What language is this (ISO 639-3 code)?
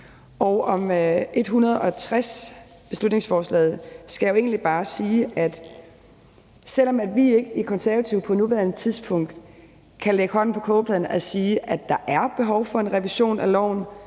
dan